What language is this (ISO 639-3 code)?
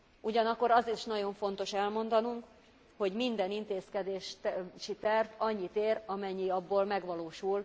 hun